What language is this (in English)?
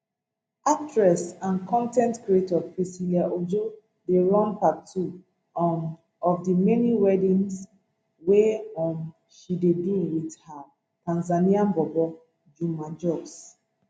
Nigerian Pidgin